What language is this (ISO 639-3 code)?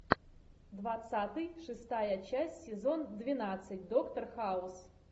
rus